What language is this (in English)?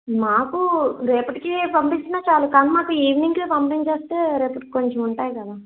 Telugu